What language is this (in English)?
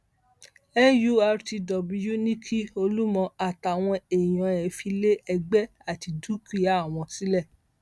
Yoruba